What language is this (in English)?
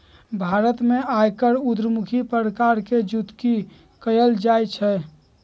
Magahi